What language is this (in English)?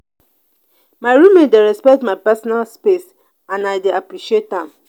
Nigerian Pidgin